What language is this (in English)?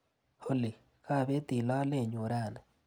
Kalenjin